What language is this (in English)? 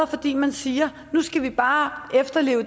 Danish